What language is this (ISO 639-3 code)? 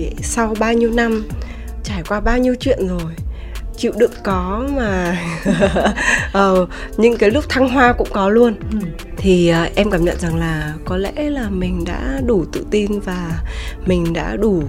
vie